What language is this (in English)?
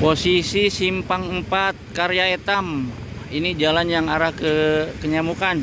Indonesian